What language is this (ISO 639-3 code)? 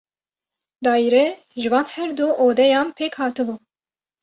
kur